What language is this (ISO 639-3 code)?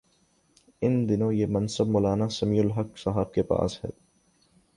urd